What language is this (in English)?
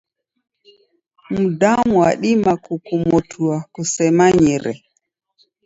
Taita